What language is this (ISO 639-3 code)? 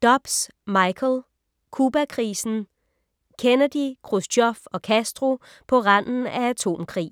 dan